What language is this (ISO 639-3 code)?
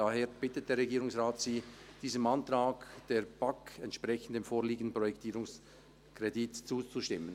gsw